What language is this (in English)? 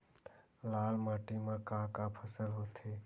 Chhattisgarhi